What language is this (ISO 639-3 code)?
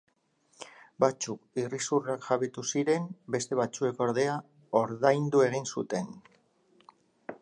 eus